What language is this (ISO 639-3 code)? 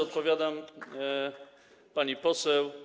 pol